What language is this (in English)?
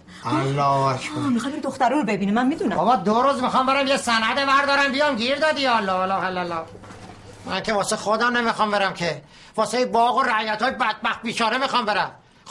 Persian